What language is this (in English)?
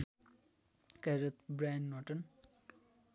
Nepali